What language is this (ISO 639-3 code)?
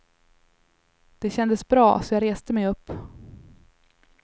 swe